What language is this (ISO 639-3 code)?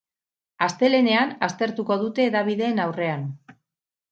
eus